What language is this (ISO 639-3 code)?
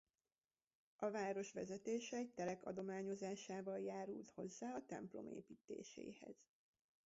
hun